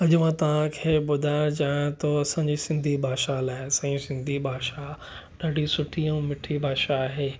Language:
Sindhi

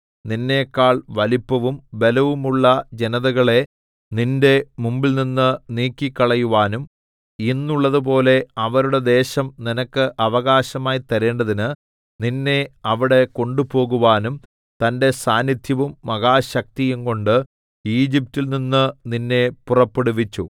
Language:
Malayalam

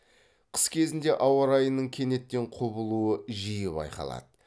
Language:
Kazakh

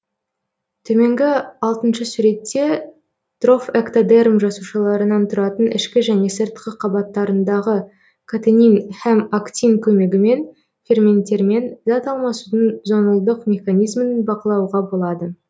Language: Kazakh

